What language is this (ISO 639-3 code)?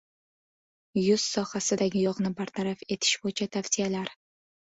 uzb